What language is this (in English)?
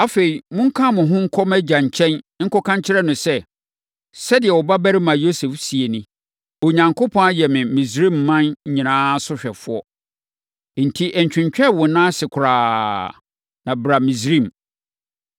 Akan